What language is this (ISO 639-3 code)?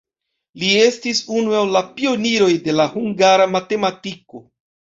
epo